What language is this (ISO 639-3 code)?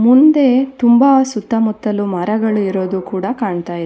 kan